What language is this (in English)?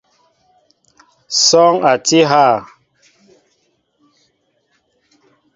Mbo (Cameroon)